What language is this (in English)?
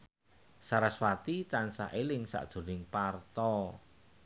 Javanese